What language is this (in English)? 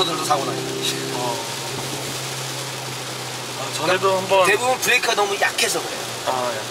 Korean